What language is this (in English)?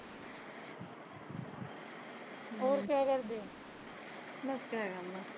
Punjabi